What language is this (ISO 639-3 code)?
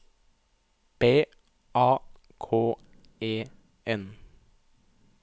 nor